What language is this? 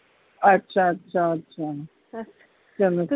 Punjabi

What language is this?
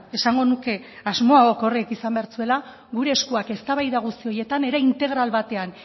Basque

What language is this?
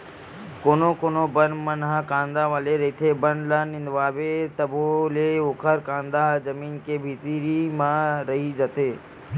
Chhattisgarhi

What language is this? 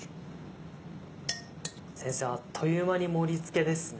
Japanese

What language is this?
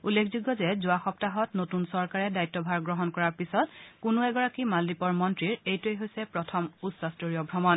Assamese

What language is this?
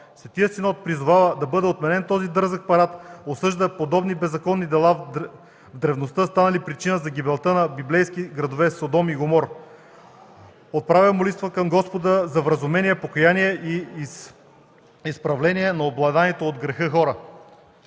Bulgarian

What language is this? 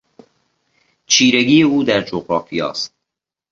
Persian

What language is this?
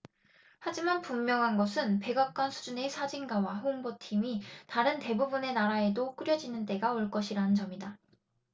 Korean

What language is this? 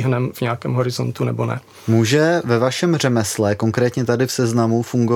Czech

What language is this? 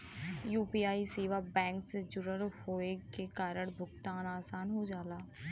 Bhojpuri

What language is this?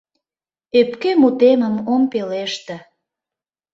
Mari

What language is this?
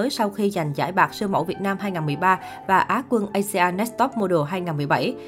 Vietnamese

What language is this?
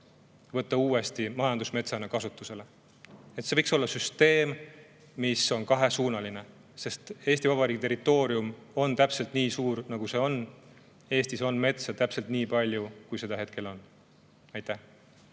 Estonian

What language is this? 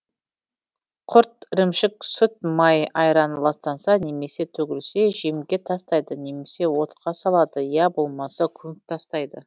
Kazakh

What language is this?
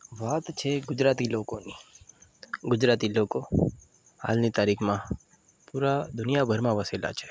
Gujarati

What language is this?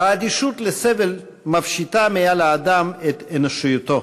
Hebrew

